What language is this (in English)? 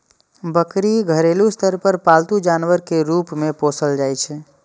Maithili